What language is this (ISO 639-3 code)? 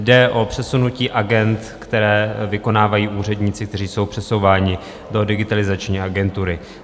ces